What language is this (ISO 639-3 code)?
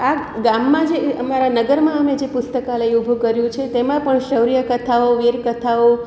guj